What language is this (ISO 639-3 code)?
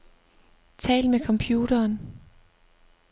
dan